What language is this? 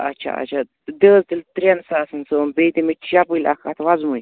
Kashmiri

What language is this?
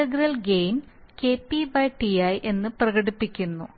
Malayalam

